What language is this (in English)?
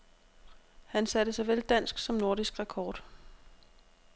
Danish